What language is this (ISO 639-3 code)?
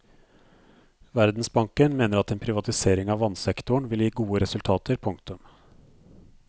nor